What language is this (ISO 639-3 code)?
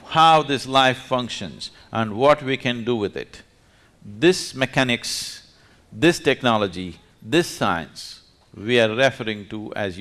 eng